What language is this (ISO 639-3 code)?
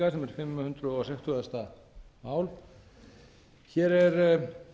isl